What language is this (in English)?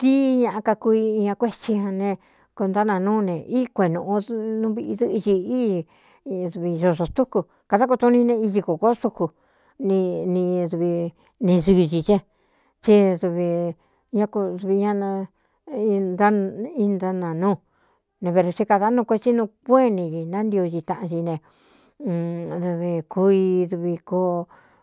Cuyamecalco Mixtec